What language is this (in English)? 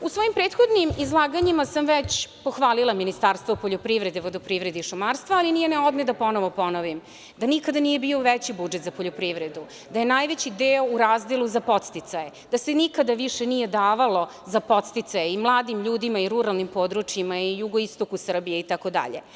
Serbian